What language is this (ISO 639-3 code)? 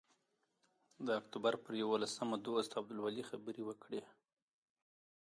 pus